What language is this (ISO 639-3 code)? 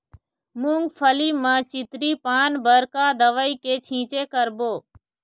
hne